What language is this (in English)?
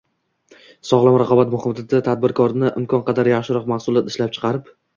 Uzbek